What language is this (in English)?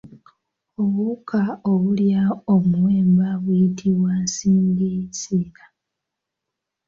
Ganda